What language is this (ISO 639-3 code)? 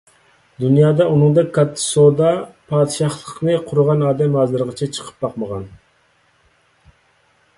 uig